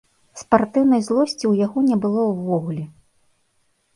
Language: Belarusian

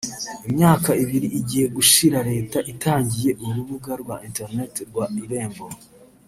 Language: Kinyarwanda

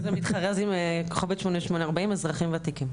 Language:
Hebrew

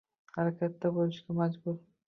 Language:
Uzbek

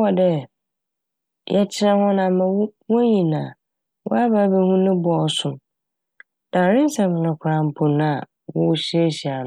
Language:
Akan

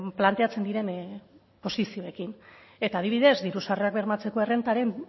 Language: Basque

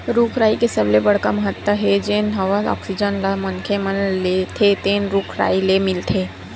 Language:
Chhattisgarhi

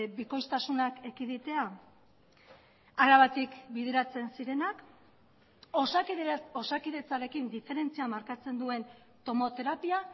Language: Basque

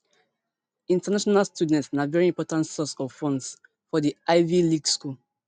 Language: Nigerian Pidgin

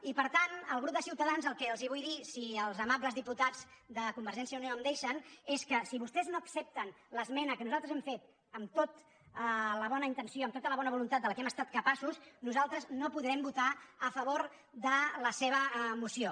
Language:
Catalan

